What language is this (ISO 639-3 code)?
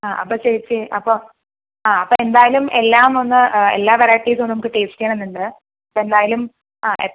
mal